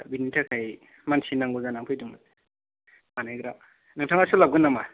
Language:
Bodo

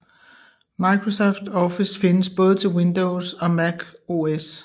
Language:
Danish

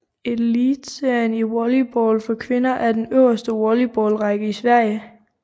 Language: Danish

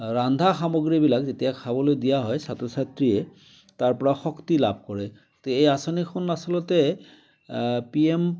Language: Assamese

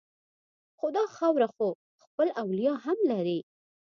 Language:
Pashto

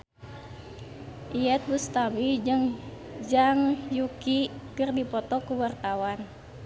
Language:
Sundanese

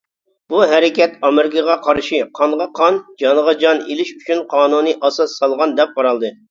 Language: Uyghur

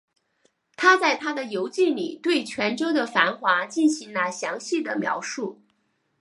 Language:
Chinese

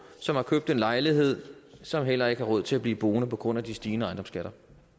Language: Danish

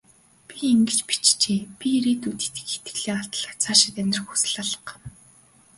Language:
Mongolian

